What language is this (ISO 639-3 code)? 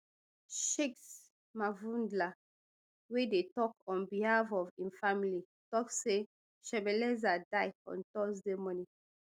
pcm